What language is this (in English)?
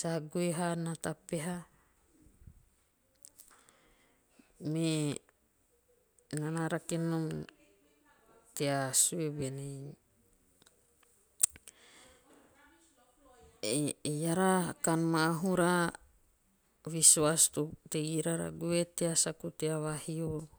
Teop